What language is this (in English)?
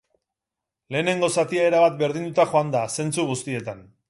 Basque